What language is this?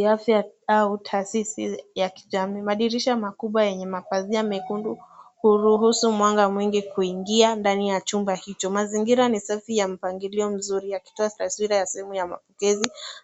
Swahili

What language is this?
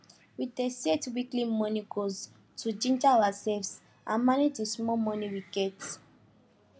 Nigerian Pidgin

